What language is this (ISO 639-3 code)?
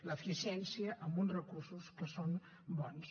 cat